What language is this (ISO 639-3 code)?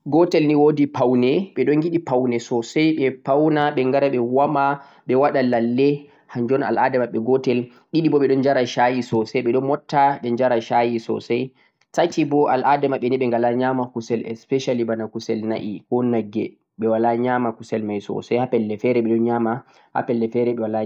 fuq